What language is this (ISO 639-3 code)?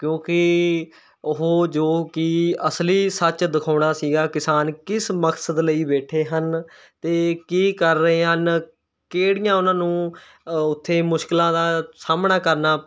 pan